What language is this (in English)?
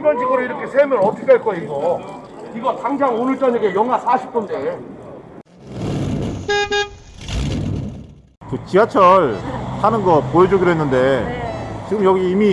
Korean